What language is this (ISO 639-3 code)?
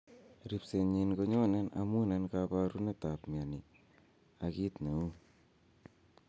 kln